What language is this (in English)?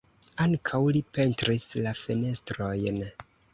Esperanto